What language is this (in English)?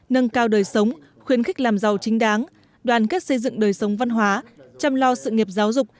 Vietnamese